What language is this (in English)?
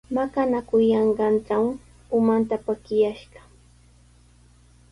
Sihuas Ancash Quechua